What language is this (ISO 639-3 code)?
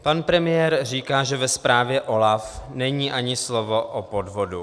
ces